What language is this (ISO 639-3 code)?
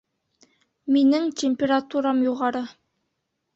bak